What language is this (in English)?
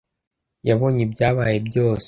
Kinyarwanda